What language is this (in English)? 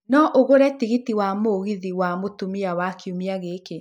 Kikuyu